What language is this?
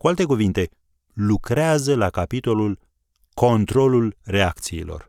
Romanian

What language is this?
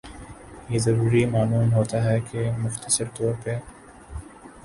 Urdu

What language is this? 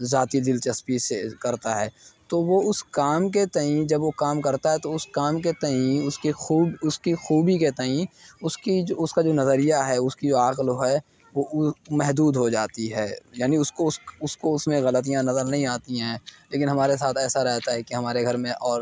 Urdu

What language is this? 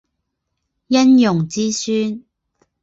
Chinese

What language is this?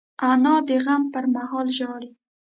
Pashto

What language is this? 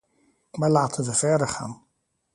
Dutch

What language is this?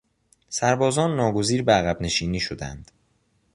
Persian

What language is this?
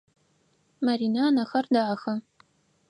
Adyghe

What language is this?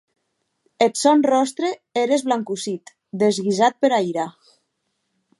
Occitan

